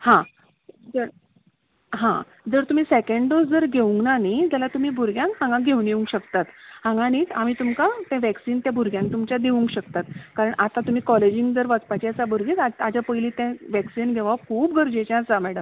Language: Konkani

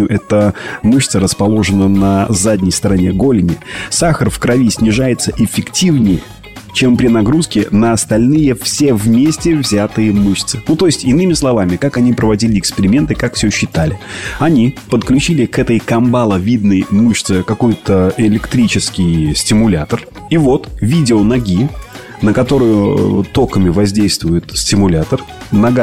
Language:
Russian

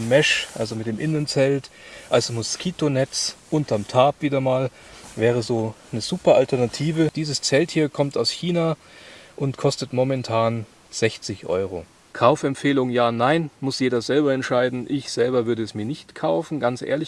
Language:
German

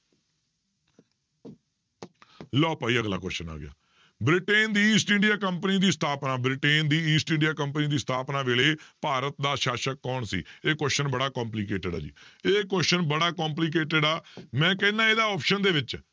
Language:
Punjabi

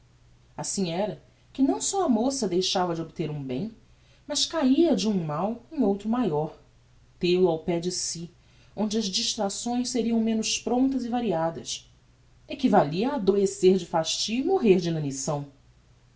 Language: Portuguese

